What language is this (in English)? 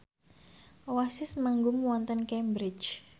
Javanese